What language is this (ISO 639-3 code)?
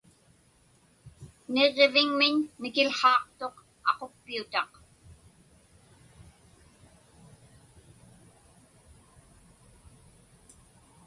ipk